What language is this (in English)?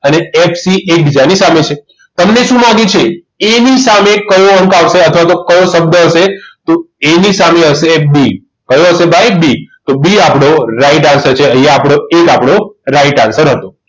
Gujarati